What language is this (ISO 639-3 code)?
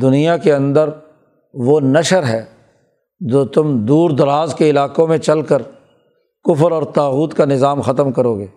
urd